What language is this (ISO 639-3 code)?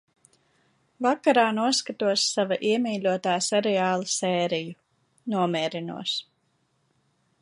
lav